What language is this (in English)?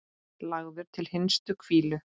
Icelandic